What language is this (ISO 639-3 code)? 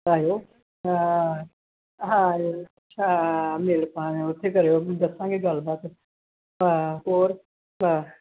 pan